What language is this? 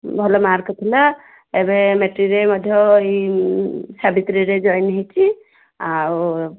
Odia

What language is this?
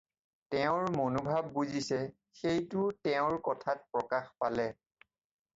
Assamese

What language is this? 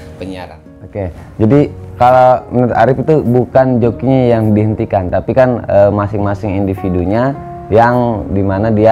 Indonesian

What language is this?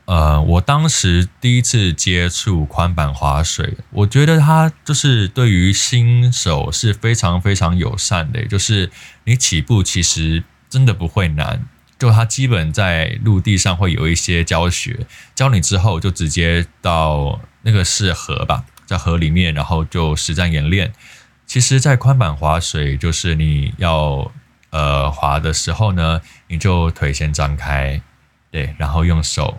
Chinese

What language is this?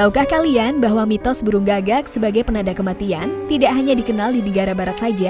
Indonesian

